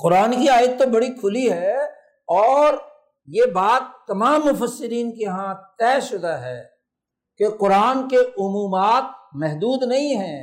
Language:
Urdu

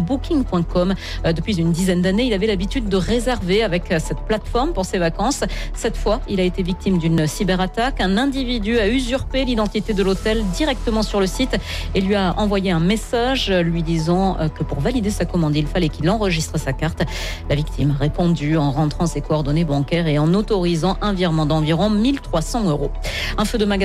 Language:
French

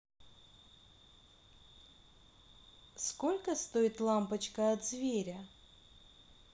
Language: Russian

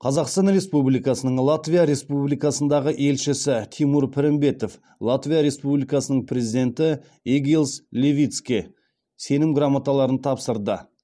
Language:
Kazakh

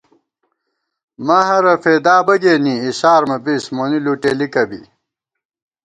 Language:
Gawar-Bati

